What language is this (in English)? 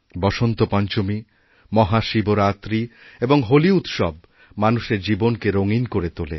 Bangla